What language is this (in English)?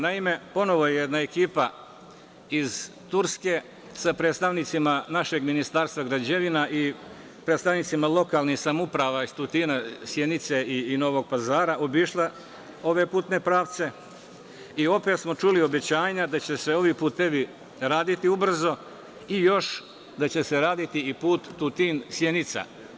Serbian